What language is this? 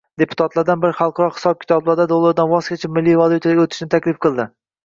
Uzbek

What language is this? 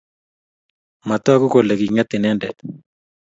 Kalenjin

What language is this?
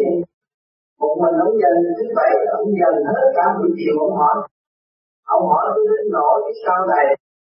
Vietnamese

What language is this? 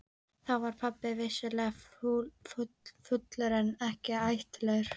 Icelandic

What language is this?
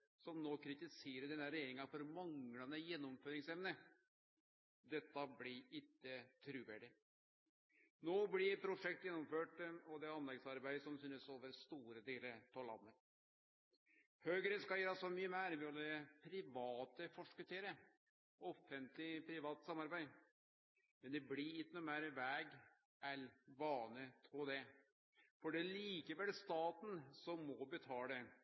Norwegian Nynorsk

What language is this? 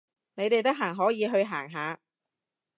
Cantonese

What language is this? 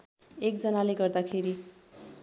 Nepali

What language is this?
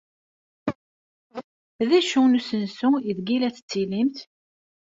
Kabyle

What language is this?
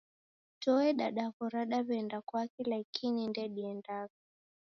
Taita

